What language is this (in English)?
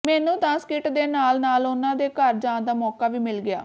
Punjabi